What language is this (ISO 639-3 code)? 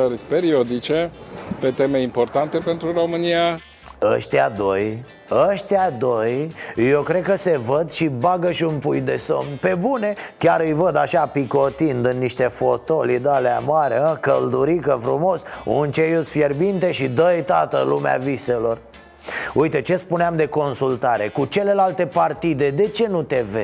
ron